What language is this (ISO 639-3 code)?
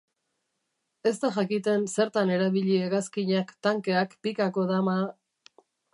eus